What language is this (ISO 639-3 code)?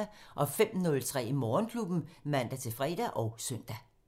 dan